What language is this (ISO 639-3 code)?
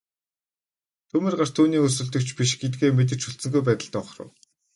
mon